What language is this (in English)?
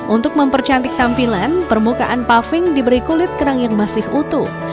Indonesian